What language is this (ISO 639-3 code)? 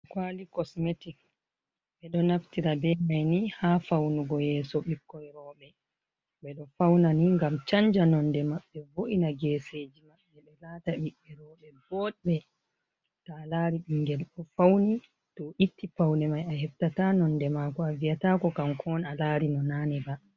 ful